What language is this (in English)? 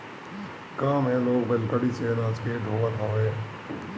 Bhojpuri